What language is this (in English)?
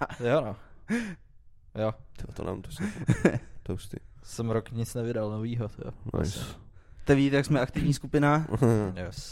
Czech